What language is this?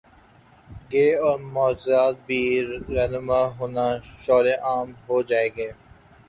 Urdu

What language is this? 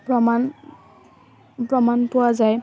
Assamese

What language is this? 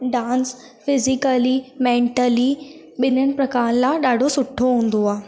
Sindhi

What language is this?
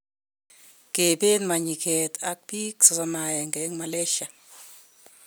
Kalenjin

